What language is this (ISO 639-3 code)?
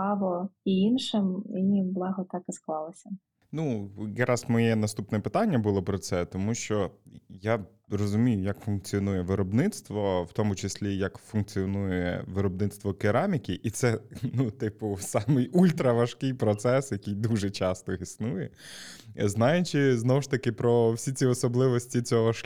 ukr